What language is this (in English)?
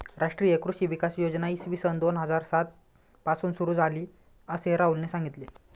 Marathi